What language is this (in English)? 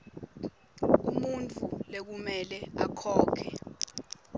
Swati